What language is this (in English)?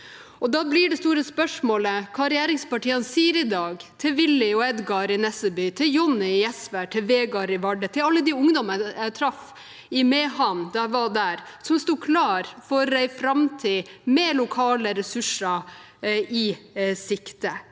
Norwegian